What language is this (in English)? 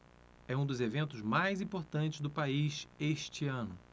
Portuguese